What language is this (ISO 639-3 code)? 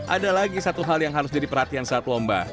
ind